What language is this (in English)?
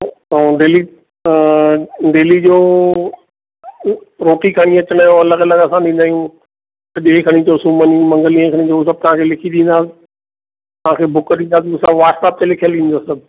Sindhi